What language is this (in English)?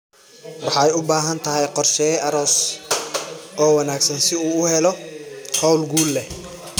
Somali